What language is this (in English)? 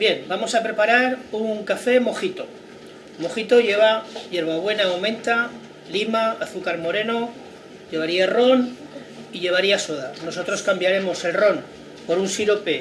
Spanish